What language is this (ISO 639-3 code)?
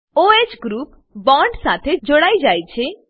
guj